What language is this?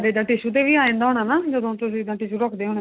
Punjabi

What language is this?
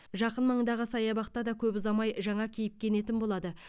Kazakh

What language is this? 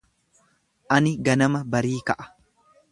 Oromo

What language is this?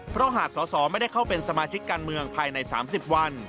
Thai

